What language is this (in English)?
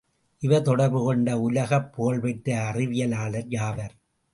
Tamil